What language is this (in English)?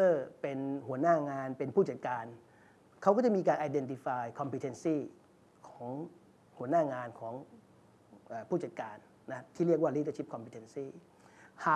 Thai